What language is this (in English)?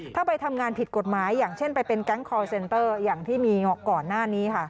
Thai